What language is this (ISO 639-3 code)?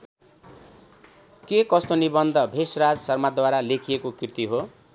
nep